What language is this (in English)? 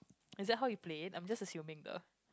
English